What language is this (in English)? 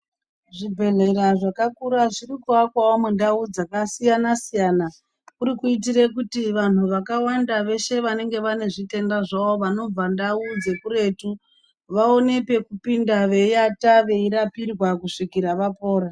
Ndau